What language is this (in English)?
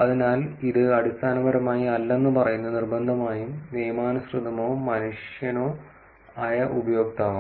Malayalam